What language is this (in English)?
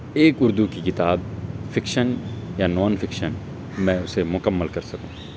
Urdu